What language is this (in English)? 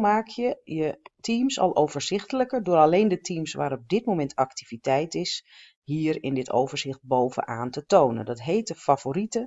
Dutch